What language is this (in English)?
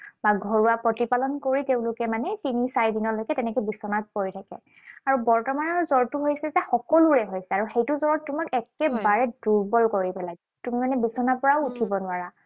Assamese